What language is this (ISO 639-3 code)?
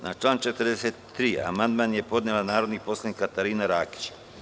srp